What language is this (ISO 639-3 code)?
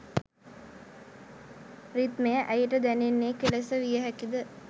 sin